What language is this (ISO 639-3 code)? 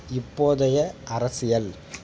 tam